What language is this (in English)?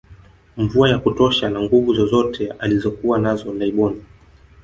Swahili